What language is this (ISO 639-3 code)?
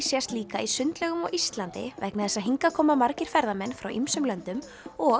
isl